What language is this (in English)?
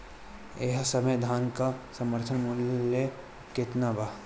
Bhojpuri